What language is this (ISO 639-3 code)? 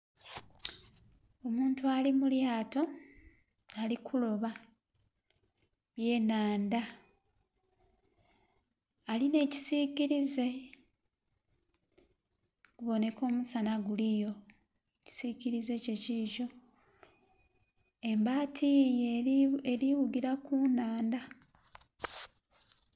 xog